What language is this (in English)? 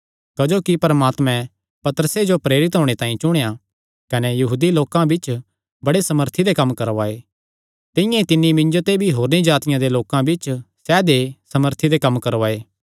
Kangri